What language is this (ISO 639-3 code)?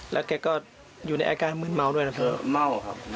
tha